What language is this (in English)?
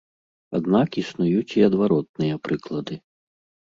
Belarusian